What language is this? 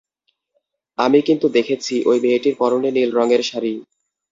Bangla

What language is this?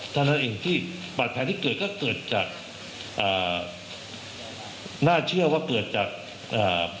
Thai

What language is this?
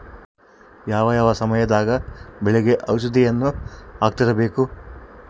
Kannada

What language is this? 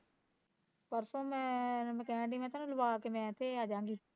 Punjabi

